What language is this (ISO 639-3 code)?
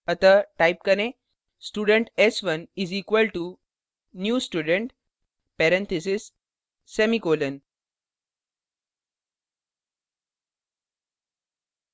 hin